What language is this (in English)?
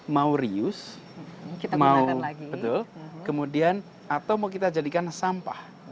Indonesian